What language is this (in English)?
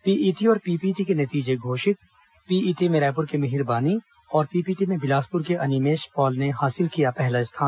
Hindi